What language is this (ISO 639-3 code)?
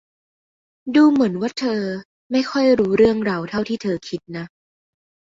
tha